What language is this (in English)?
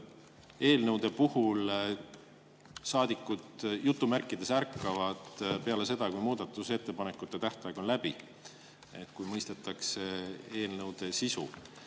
Estonian